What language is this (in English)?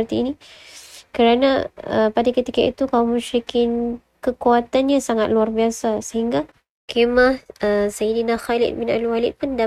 Malay